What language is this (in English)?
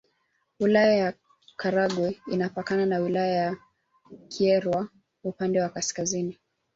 Swahili